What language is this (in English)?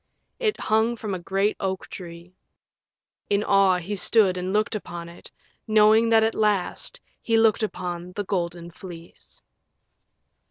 English